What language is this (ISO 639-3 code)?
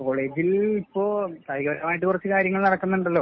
mal